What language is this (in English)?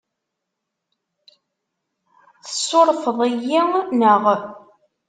Kabyle